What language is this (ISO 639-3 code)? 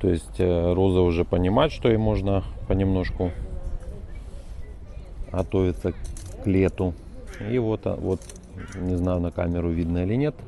rus